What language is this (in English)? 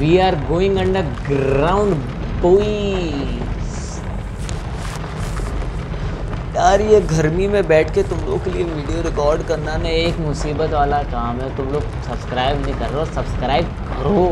Hindi